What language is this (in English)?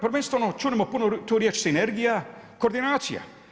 Croatian